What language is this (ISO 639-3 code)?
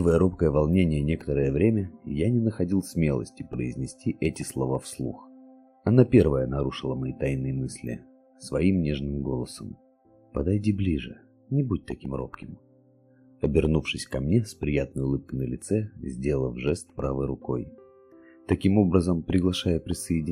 rus